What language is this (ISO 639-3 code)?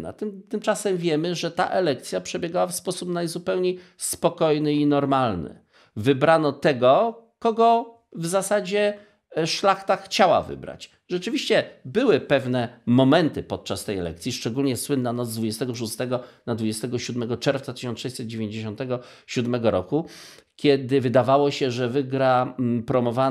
pol